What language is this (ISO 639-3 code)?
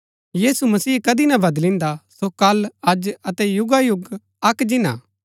gbk